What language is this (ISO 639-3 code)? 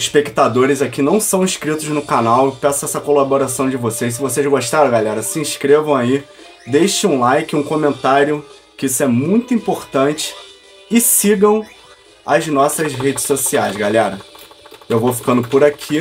por